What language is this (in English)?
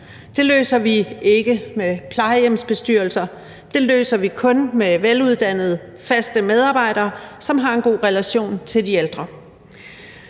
Danish